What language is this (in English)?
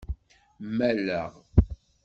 Kabyle